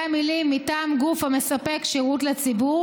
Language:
Hebrew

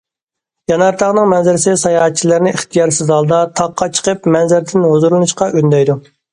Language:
Uyghur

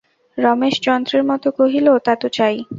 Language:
Bangla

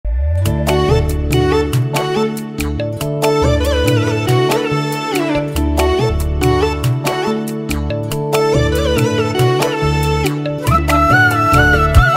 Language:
Thai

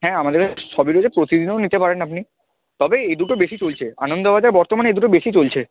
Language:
Bangla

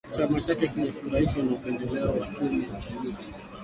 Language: Swahili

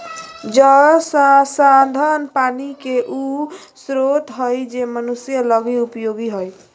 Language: Magahi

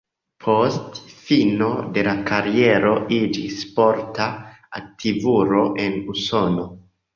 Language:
Esperanto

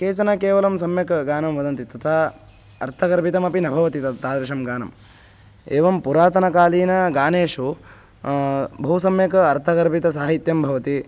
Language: Sanskrit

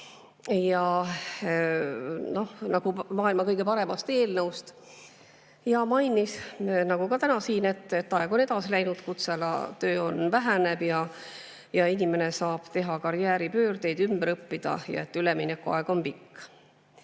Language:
Estonian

